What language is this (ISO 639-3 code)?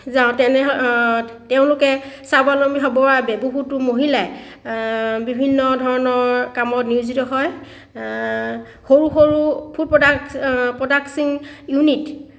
asm